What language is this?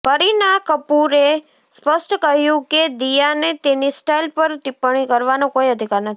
Gujarati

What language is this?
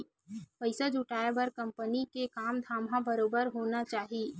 Chhattisgarhi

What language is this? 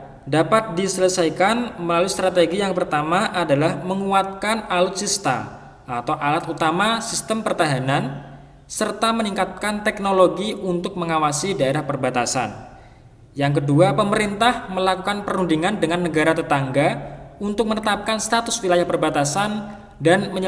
Indonesian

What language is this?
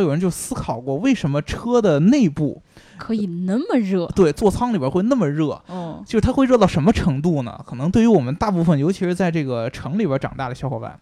Chinese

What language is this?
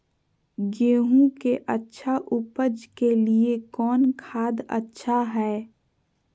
Magahi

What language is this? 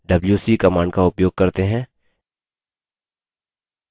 Hindi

